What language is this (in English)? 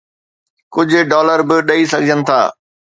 Sindhi